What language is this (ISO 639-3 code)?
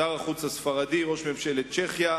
heb